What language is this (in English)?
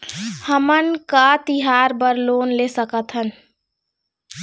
Chhattisgarhi